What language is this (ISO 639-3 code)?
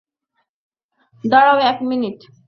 ben